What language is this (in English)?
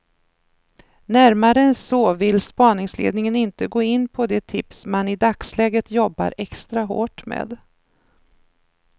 Swedish